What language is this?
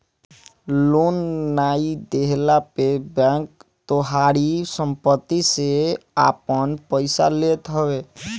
Bhojpuri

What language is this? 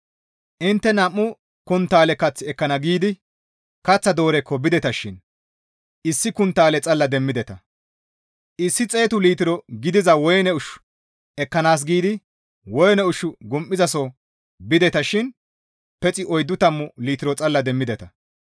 Gamo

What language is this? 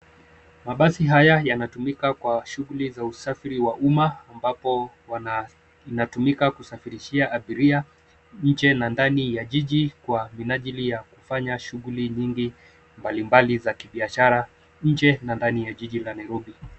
Swahili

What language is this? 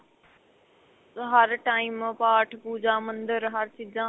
Punjabi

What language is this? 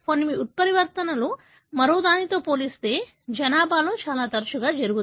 Telugu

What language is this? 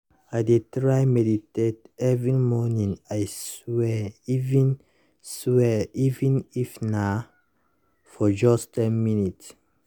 Nigerian Pidgin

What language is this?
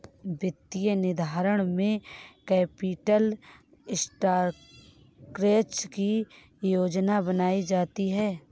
Hindi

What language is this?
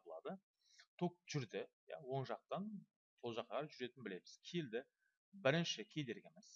Turkish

